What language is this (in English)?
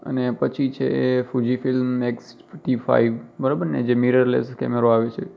Gujarati